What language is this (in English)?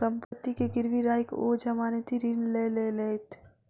Maithili